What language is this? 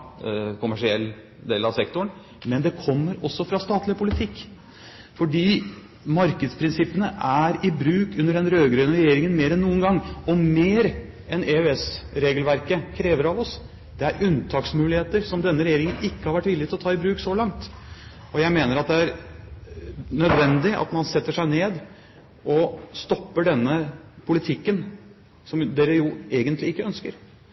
Norwegian Bokmål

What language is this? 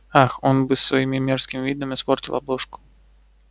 Russian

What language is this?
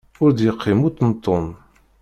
Kabyle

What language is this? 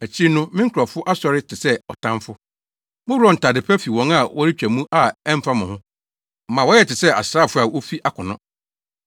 Akan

